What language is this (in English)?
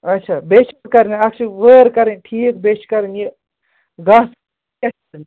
Kashmiri